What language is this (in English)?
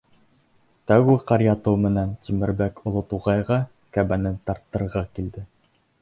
Bashkir